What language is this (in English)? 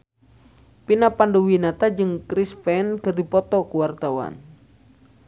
Sundanese